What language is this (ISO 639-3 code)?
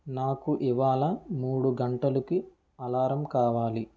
tel